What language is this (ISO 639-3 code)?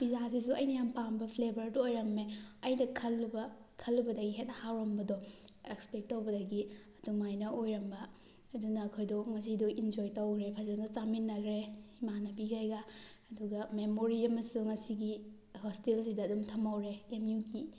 mni